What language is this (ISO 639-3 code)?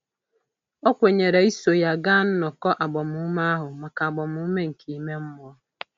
ibo